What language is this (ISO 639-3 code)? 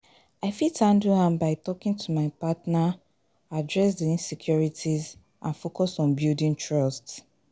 pcm